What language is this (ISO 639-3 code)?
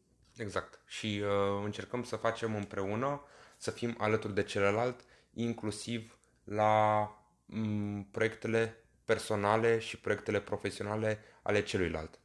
ron